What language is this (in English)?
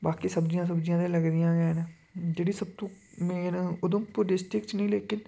Dogri